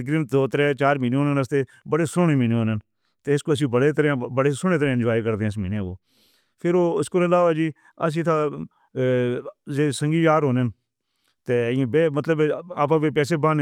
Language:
Northern Hindko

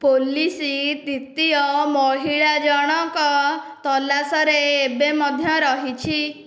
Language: Odia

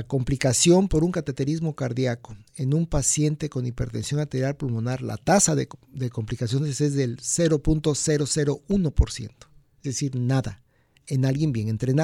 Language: Spanish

